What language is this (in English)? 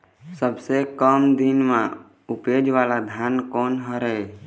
Chhattisgarhi